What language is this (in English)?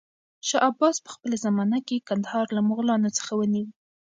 Pashto